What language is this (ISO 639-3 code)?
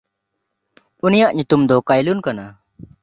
sat